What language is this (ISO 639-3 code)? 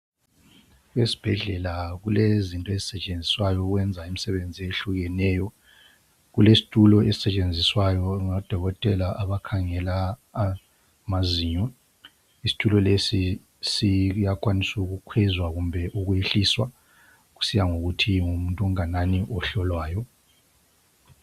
nde